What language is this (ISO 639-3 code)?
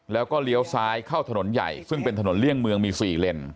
tha